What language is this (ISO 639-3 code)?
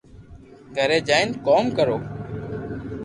lrk